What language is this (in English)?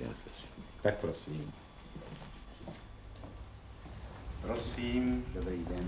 Czech